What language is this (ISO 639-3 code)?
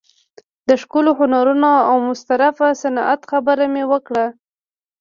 pus